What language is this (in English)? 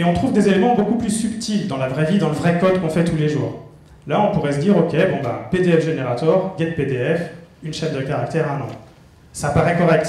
French